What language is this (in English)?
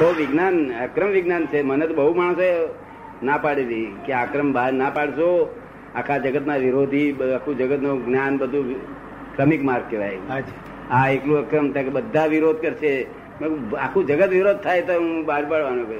Gujarati